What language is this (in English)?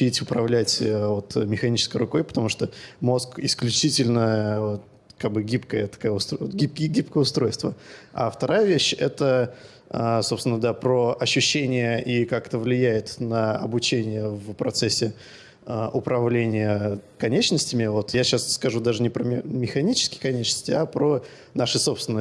Russian